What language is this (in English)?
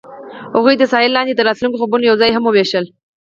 Pashto